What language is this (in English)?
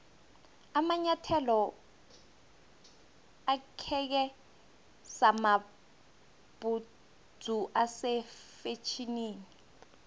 South Ndebele